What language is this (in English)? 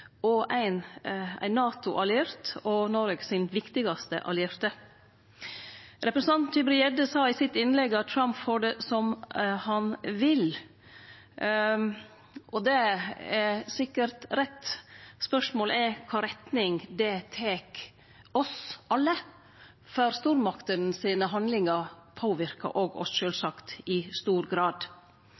Norwegian Nynorsk